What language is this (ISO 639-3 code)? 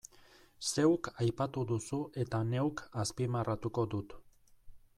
eus